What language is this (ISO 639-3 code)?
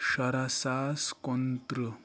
kas